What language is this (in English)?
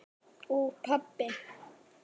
Icelandic